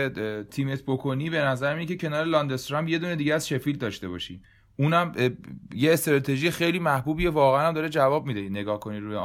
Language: Persian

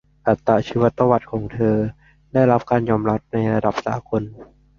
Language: Thai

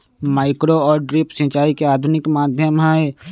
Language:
Magahi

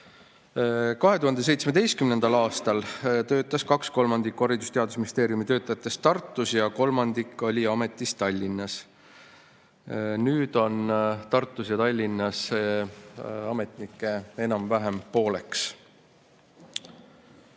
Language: Estonian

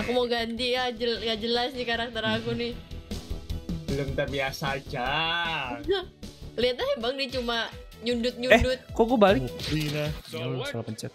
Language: Indonesian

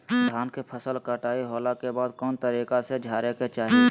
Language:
Magahi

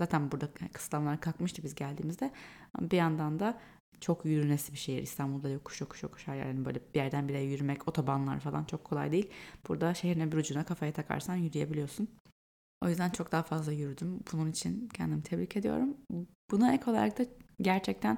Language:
Turkish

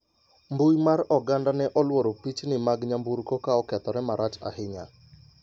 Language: Luo (Kenya and Tanzania)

